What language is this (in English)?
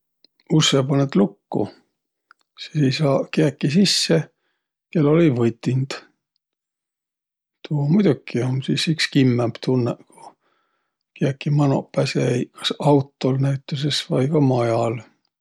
Võro